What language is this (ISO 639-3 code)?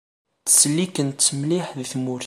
kab